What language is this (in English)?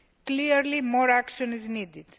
English